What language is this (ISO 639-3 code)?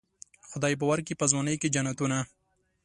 pus